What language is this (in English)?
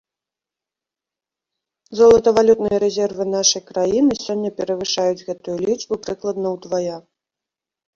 Belarusian